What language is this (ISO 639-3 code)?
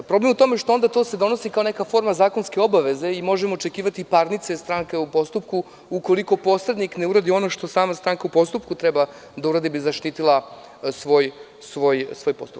srp